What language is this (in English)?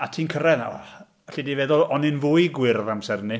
Welsh